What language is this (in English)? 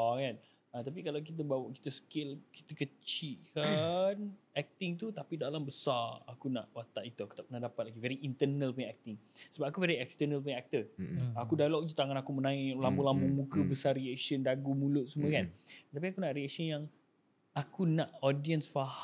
Malay